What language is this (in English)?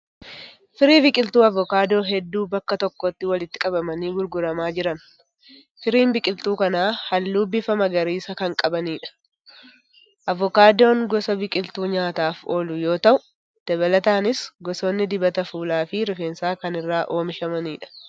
Oromo